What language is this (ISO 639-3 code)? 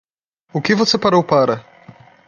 por